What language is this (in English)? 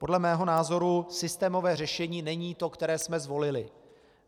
Czech